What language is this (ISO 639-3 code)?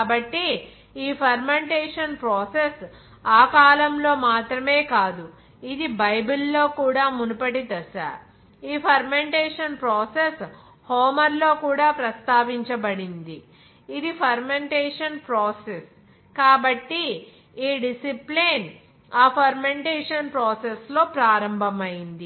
tel